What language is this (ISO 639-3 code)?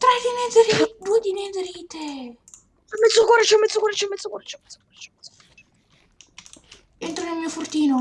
ita